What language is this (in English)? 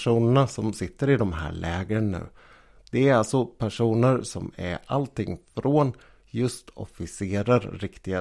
Swedish